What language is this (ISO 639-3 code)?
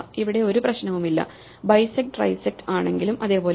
mal